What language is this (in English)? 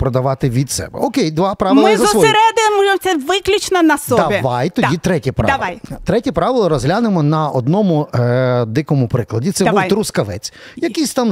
Ukrainian